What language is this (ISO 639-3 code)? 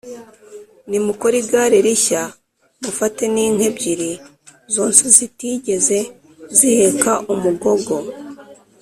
kin